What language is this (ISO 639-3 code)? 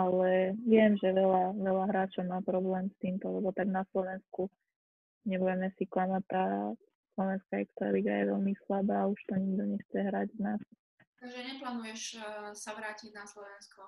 slk